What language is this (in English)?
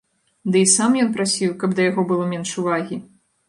Belarusian